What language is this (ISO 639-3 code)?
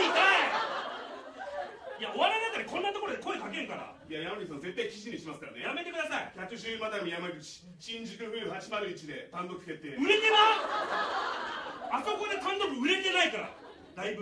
jpn